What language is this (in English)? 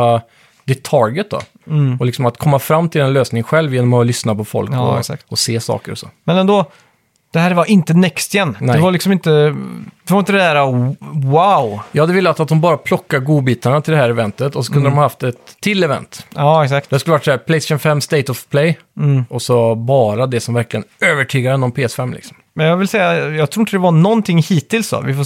Swedish